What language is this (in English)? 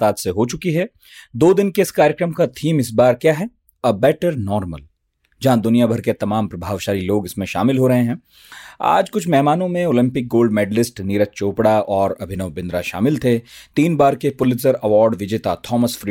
Hindi